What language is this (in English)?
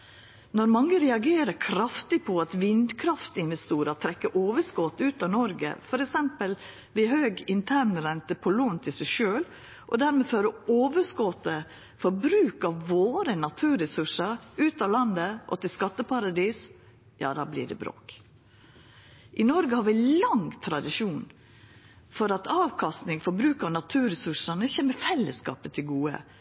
Norwegian Nynorsk